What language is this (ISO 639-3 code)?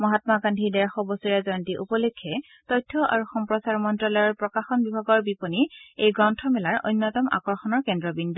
asm